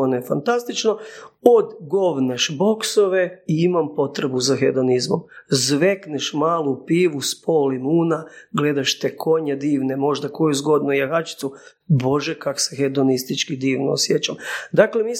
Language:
Croatian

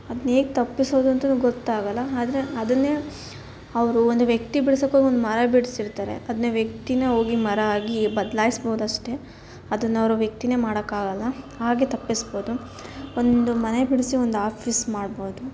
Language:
Kannada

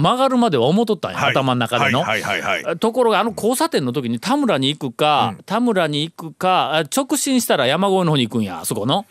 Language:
Japanese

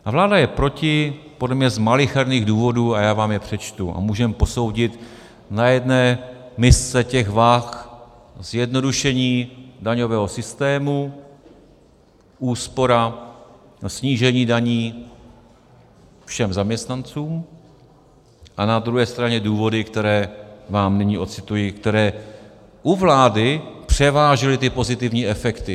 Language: Czech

